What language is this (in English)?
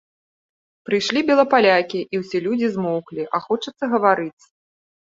Belarusian